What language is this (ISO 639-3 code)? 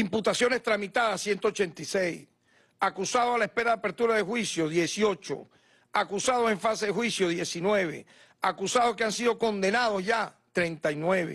spa